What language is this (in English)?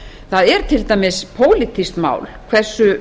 Icelandic